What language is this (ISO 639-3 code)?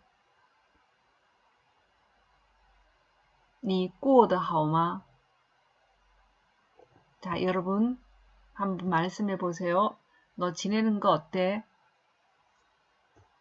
kor